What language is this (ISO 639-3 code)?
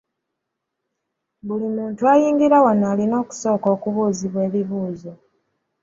lug